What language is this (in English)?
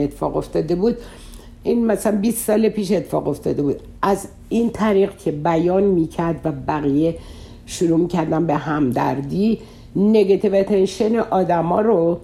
Persian